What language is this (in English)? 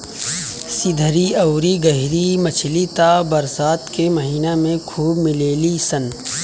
Bhojpuri